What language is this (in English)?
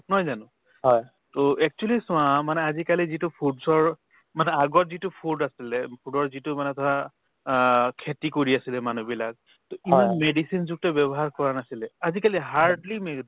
Assamese